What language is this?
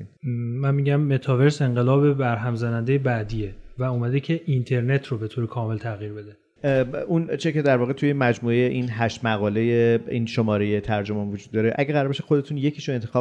Persian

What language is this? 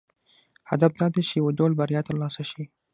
Pashto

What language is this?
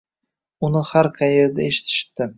Uzbek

